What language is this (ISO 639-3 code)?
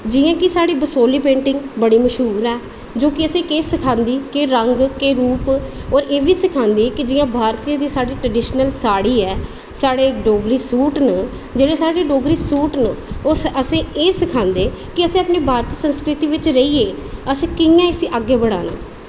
doi